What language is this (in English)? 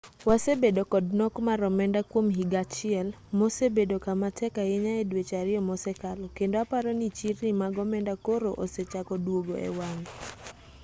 Luo (Kenya and Tanzania)